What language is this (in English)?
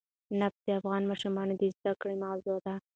Pashto